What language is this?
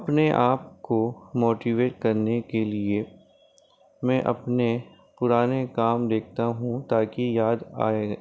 Urdu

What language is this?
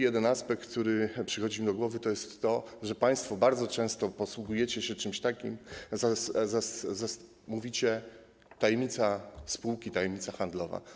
Polish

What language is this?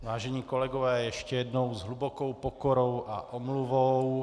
Czech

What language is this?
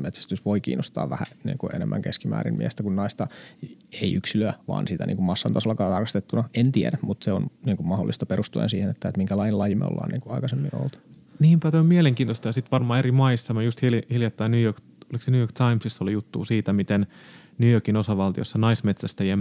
Finnish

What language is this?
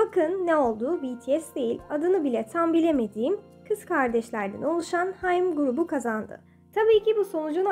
Turkish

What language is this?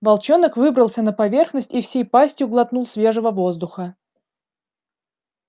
Russian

